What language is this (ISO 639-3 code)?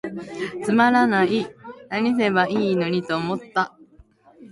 jpn